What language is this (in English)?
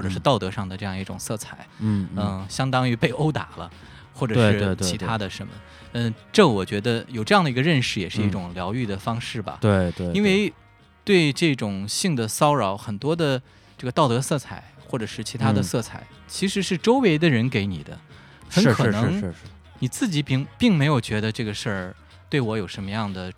Chinese